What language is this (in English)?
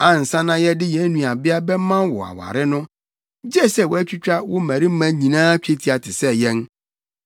Akan